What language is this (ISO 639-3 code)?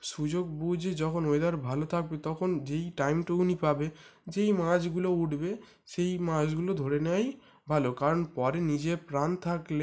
ben